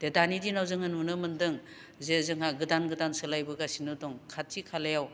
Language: Bodo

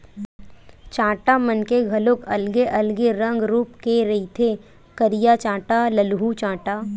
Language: Chhattisgarhi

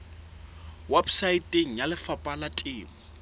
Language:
Southern Sotho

